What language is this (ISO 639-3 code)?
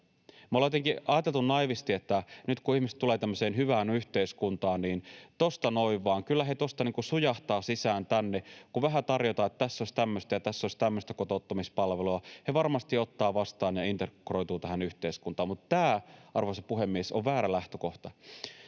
fin